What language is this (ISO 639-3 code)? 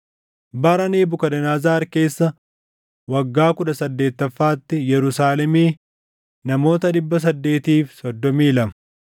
orm